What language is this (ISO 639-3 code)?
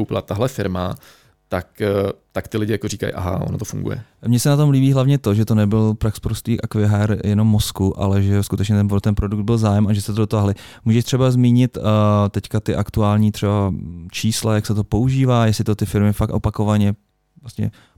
ces